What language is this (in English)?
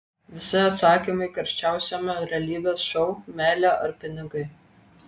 Lithuanian